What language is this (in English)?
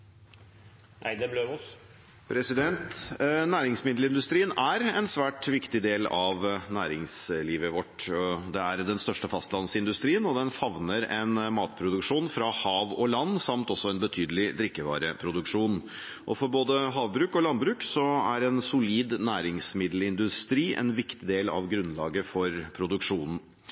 Norwegian